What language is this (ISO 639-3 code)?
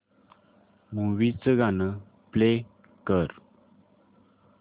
mar